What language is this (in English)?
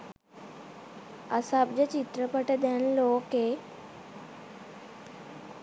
Sinhala